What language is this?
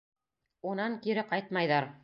Bashkir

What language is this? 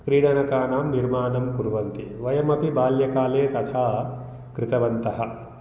Sanskrit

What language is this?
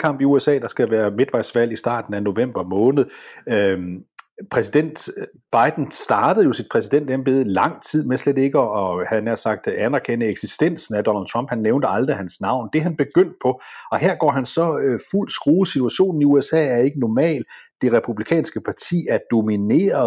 Danish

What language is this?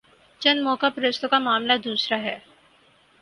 Urdu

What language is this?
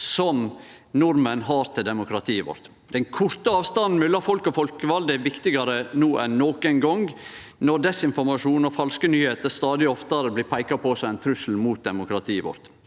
Norwegian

